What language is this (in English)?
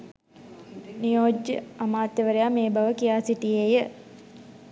Sinhala